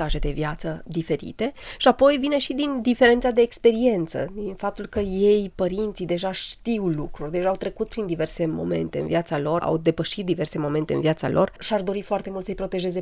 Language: Romanian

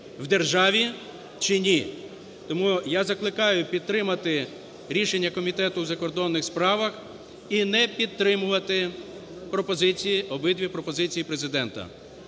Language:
Ukrainian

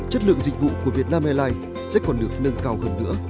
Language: Vietnamese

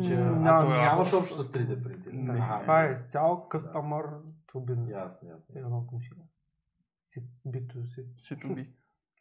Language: Bulgarian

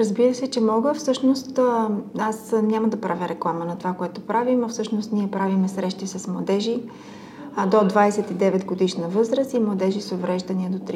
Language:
Bulgarian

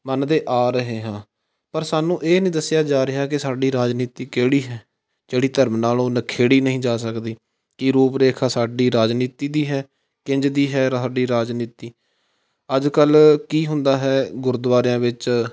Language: Punjabi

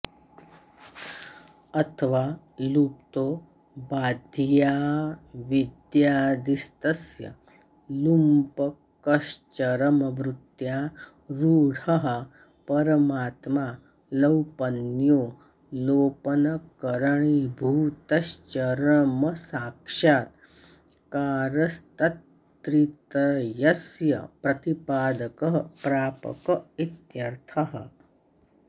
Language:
Sanskrit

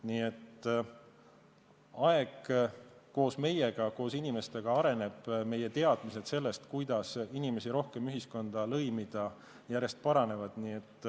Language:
Estonian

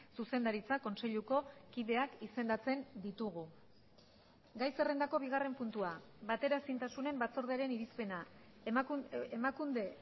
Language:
Basque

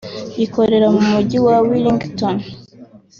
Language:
Kinyarwanda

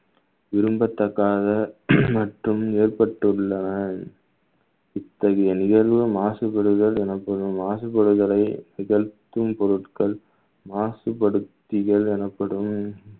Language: Tamil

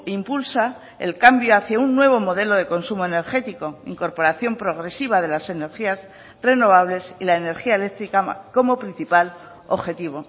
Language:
Spanish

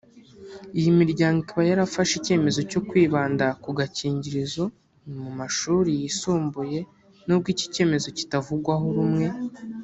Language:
Kinyarwanda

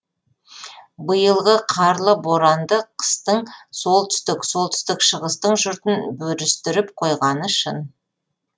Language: Kazakh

